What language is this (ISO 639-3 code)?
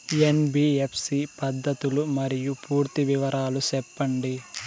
tel